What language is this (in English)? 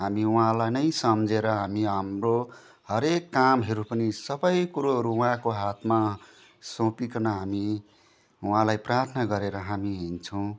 Nepali